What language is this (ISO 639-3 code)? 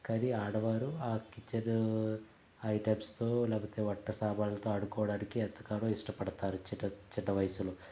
tel